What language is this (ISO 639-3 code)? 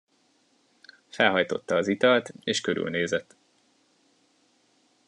hun